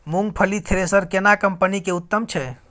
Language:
Maithili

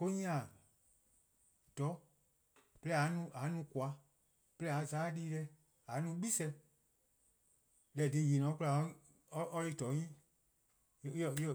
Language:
Eastern Krahn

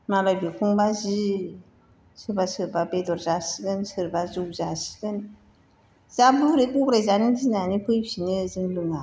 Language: Bodo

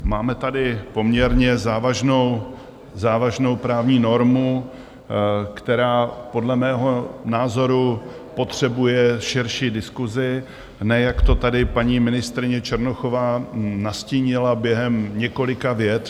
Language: Czech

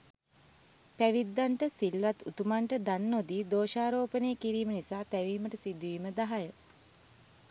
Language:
Sinhala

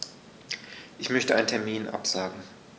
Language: German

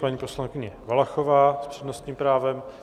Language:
Czech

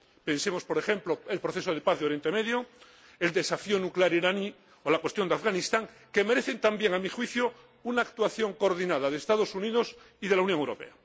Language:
Spanish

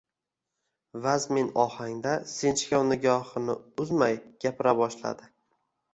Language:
Uzbek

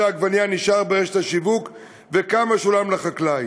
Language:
Hebrew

